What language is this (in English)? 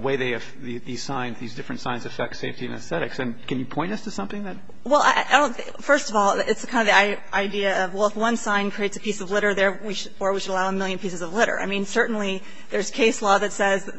English